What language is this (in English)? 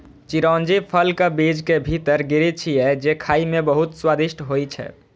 Maithili